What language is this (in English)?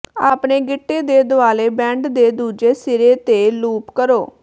Punjabi